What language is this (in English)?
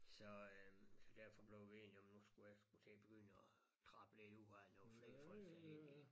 Danish